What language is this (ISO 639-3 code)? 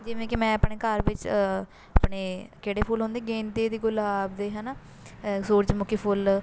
pan